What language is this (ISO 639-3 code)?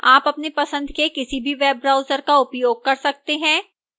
hin